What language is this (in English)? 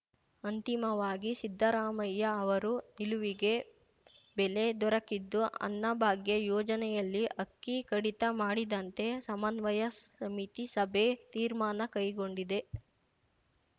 Kannada